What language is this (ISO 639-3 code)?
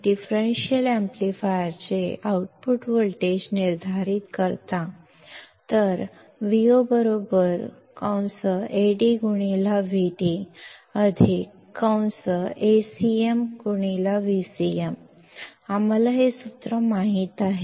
kan